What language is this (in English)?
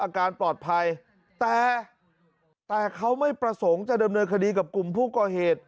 Thai